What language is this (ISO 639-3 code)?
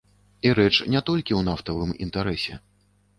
bel